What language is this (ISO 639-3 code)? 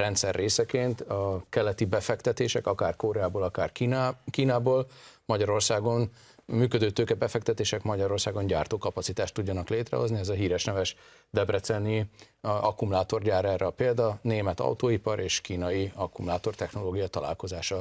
hun